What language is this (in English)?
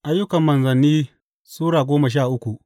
Hausa